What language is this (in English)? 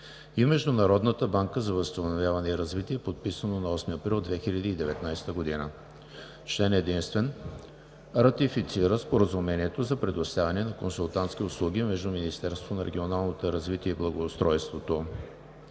Bulgarian